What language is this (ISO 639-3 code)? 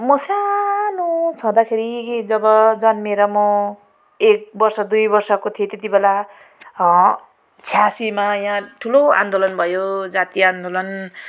nep